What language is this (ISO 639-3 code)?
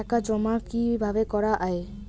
ben